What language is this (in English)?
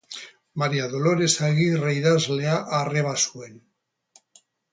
Basque